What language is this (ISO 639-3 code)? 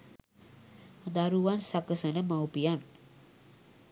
sin